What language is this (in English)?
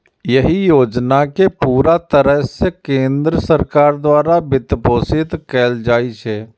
Maithili